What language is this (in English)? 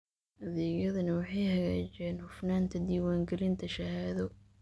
Somali